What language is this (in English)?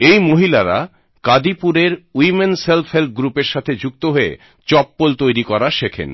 Bangla